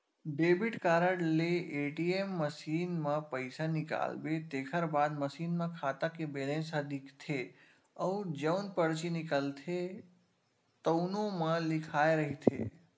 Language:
Chhattisgarhi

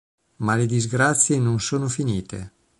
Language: Italian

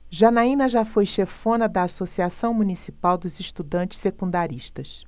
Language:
Portuguese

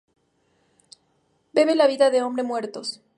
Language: Spanish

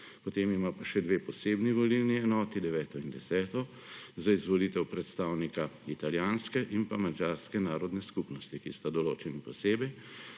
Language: Slovenian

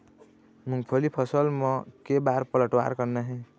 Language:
Chhattisgarhi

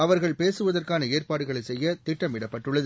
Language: Tamil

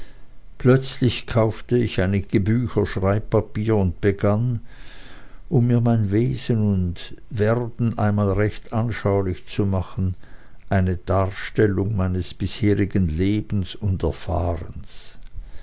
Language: German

